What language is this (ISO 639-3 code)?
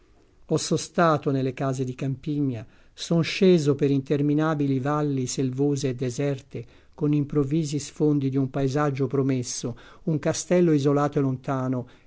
ita